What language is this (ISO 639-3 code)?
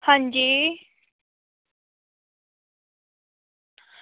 doi